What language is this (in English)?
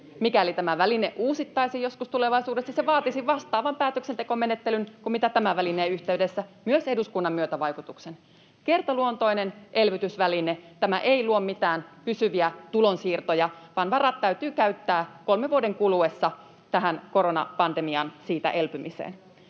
Finnish